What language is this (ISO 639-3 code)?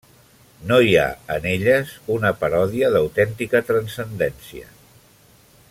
cat